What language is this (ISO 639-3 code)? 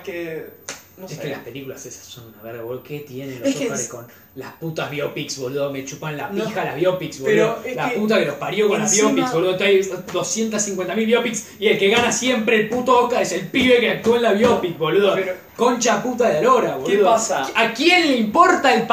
spa